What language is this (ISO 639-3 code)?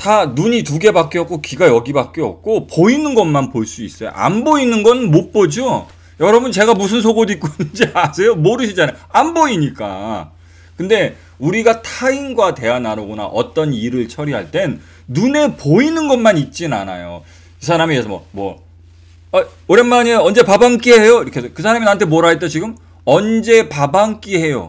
kor